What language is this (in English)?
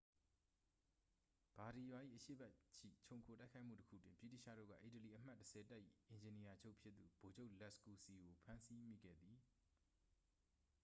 Burmese